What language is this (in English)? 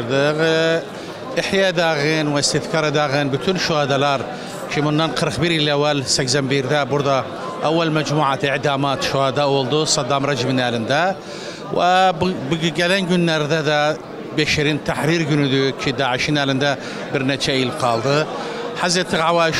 Turkish